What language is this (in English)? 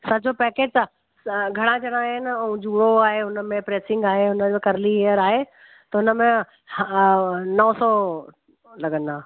Sindhi